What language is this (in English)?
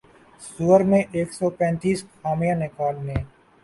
Urdu